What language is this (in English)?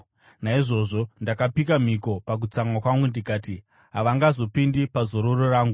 Shona